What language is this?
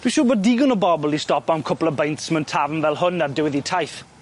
Welsh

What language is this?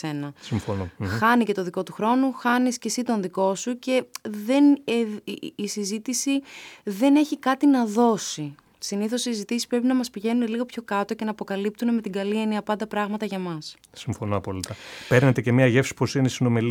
Greek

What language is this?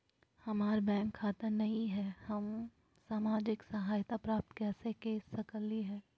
Magahi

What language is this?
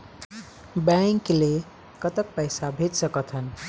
Chhattisgarhi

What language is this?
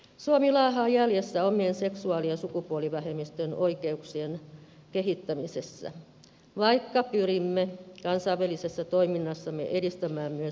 Finnish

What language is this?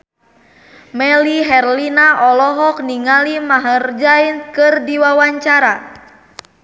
Sundanese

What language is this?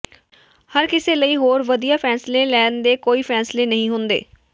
Punjabi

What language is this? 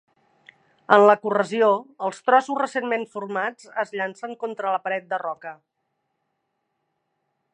Catalan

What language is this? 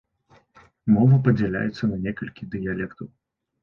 Belarusian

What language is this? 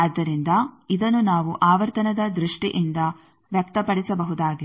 Kannada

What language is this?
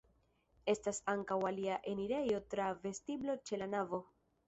Esperanto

